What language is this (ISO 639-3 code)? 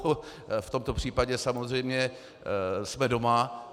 ces